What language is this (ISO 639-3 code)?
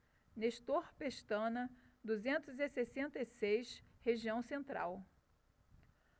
por